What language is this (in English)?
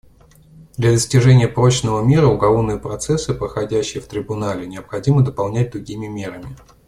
Russian